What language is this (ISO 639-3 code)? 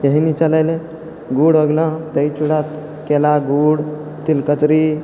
mai